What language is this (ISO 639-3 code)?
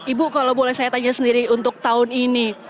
ind